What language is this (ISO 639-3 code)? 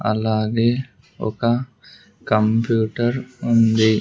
tel